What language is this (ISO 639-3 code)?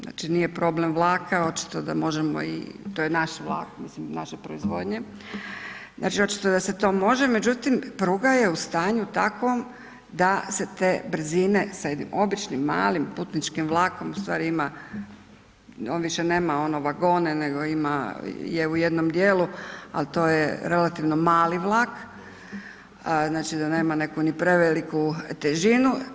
hrv